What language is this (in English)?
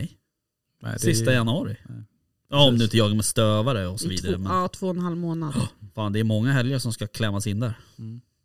Swedish